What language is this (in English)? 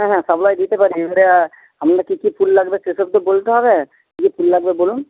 Bangla